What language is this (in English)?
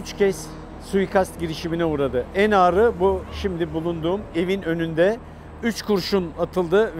Turkish